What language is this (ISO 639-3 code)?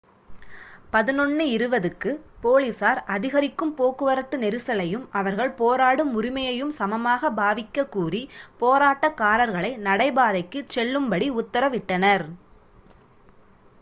tam